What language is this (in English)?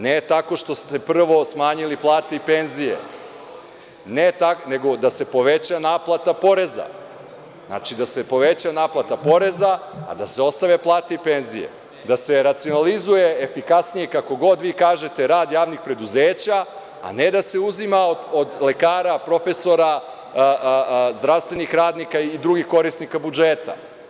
Serbian